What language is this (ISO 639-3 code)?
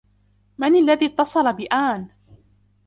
ara